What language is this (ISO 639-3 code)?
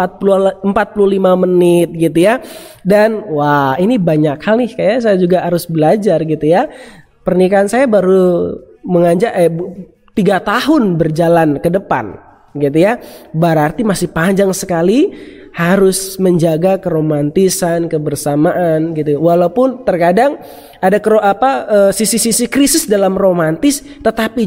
ind